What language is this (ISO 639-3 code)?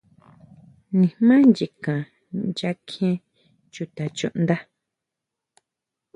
mau